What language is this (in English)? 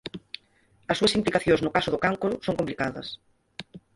Galician